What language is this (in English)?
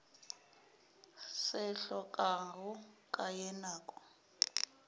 Northern Sotho